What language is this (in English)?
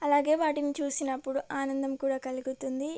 Telugu